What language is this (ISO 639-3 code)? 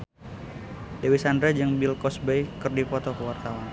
sun